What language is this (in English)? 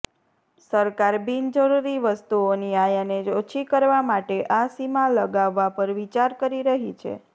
Gujarati